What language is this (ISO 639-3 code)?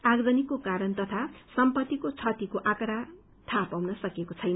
nep